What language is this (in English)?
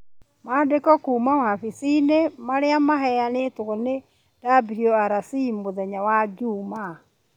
Kikuyu